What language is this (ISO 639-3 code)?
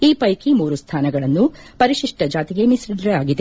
kan